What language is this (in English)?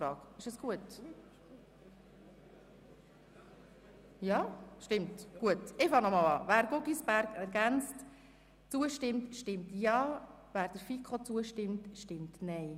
Swiss German